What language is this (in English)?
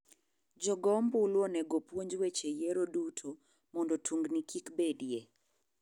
Luo (Kenya and Tanzania)